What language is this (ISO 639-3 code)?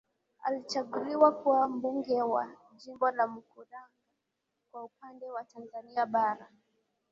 swa